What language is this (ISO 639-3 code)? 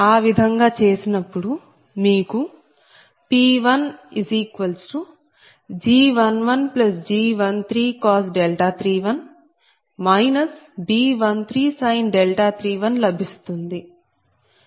tel